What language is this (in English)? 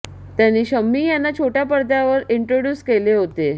Marathi